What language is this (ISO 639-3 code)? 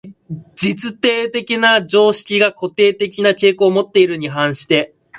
jpn